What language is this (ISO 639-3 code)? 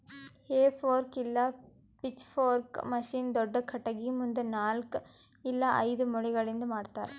kan